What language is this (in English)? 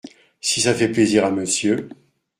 French